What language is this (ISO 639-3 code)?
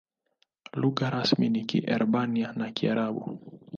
swa